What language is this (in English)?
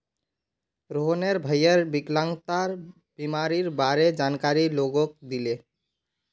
Magahi